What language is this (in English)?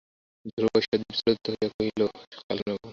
Bangla